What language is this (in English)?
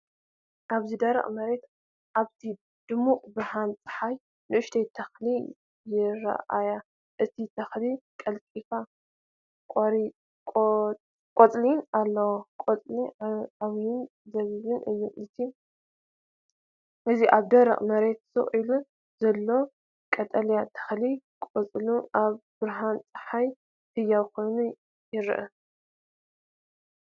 Tigrinya